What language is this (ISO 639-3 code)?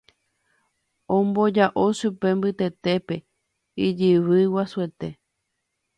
grn